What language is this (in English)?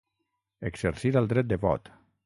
Catalan